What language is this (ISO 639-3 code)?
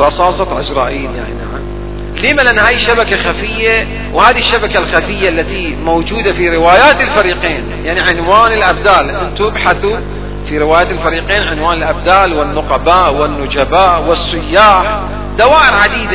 ara